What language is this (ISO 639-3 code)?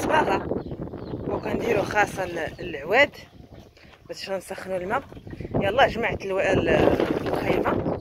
ara